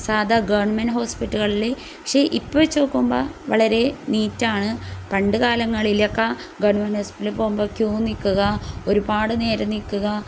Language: Malayalam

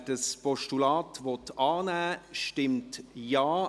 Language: Swiss German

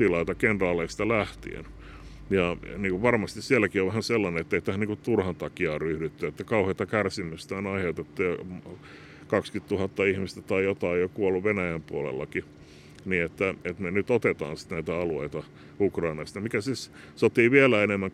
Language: Finnish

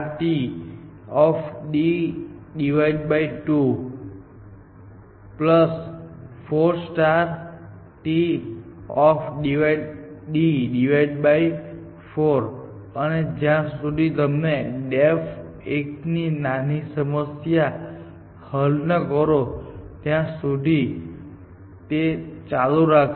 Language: Gujarati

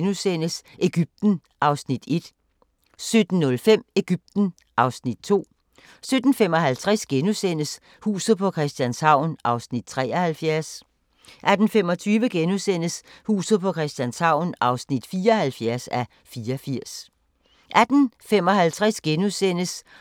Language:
Danish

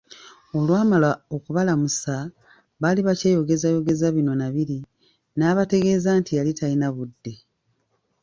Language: Ganda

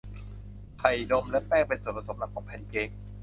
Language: Thai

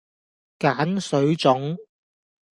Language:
Cantonese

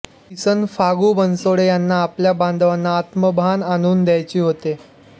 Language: Marathi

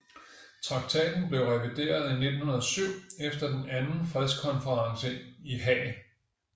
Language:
Danish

